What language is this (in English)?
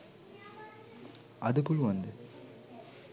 Sinhala